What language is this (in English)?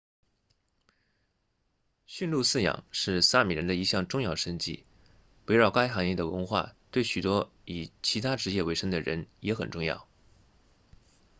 Chinese